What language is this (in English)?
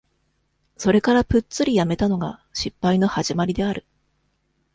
Japanese